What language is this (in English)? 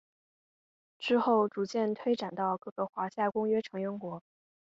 Chinese